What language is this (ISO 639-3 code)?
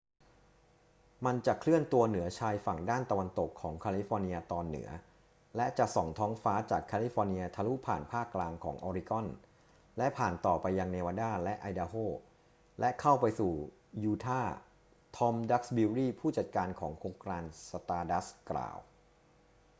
tha